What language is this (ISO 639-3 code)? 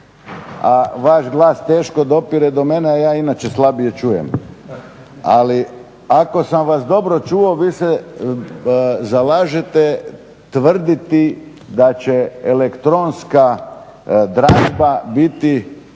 hrv